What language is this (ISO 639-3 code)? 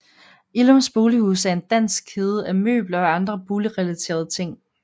dan